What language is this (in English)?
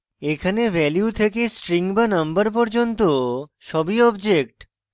Bangla